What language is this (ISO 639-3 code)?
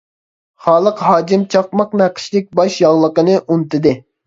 uig